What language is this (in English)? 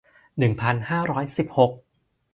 Thai